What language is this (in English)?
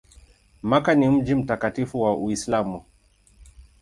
Swahili